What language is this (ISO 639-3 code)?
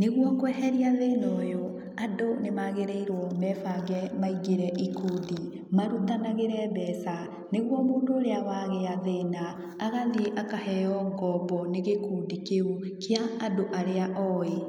kik